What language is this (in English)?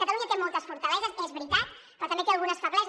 Catalan